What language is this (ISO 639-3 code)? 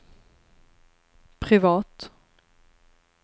swe